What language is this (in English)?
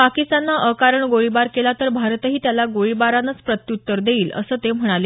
Marathi